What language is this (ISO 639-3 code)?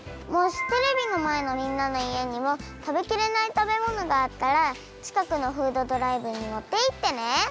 jpn